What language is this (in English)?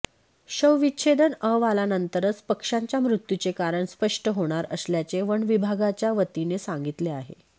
Marathi